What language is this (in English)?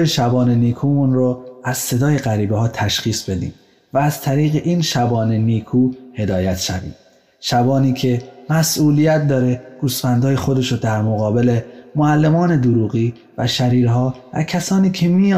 Persian